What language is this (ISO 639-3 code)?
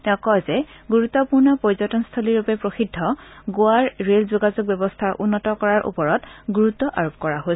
asm